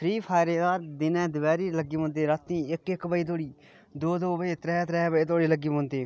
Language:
Dogri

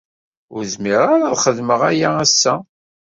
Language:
Kabyle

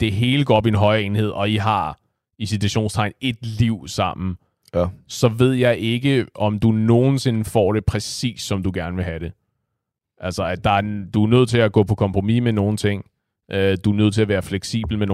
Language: Danish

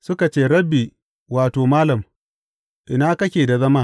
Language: Hausa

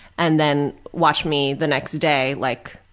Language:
English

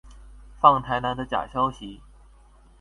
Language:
Chinese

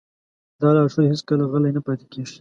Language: Pashto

